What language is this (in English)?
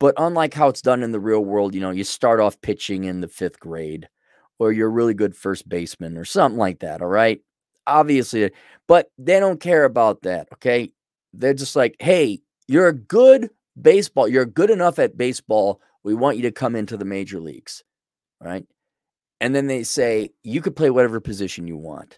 English